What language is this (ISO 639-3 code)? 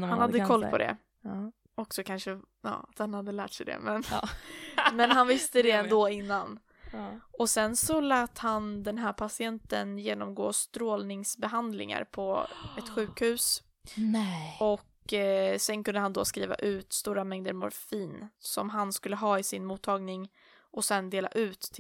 swe